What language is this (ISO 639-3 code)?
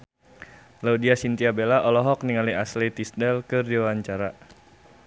sun